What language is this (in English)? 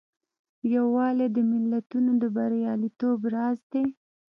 Pashto